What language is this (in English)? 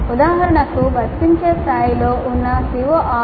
Telugu